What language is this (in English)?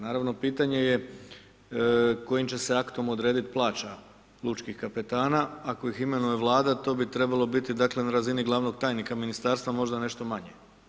Croatian